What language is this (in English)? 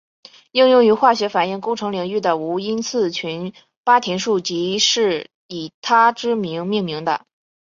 Chinese